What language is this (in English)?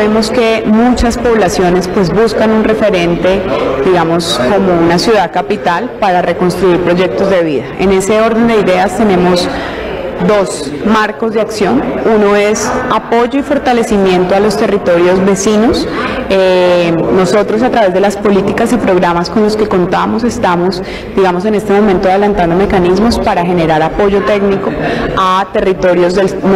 Spanish